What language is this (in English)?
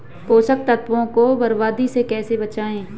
Hindi